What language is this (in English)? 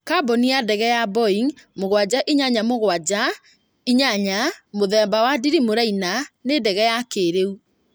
Kikuyu